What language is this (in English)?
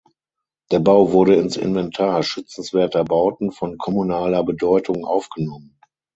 German